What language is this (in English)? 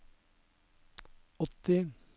Norwegian